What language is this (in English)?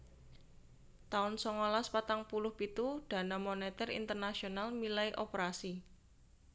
Javanese